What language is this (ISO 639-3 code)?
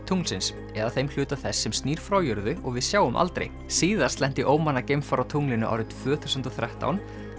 isl